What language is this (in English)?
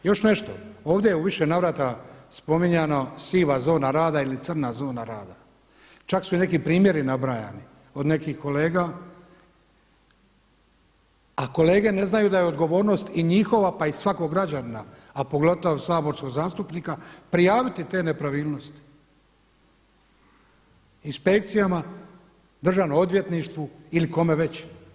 Croatian